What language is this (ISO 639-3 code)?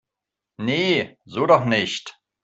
deu